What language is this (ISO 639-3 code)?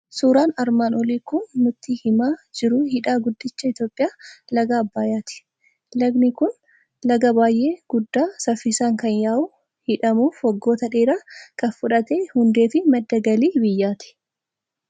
orm